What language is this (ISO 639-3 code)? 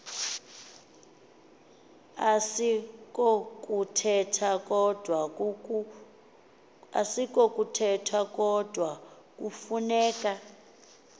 xho